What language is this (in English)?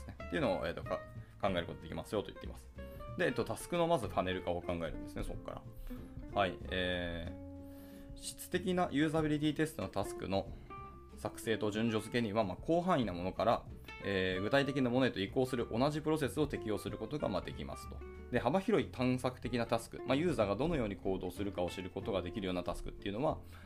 Japanese